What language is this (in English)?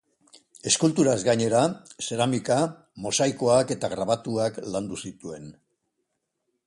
Basque